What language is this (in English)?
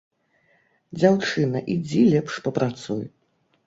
Belarusian